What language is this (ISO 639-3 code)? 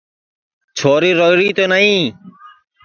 ssi